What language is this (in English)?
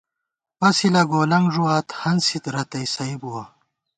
Gawar-Bati